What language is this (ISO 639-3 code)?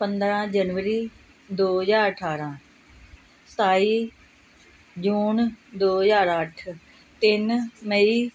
pan